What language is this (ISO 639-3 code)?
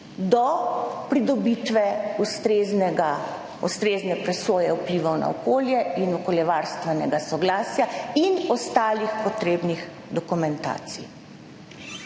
slv